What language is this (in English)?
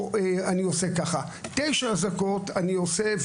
Hebrew